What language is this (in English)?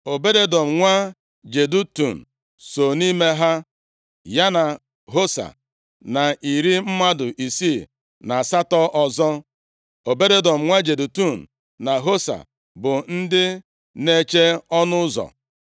Igbo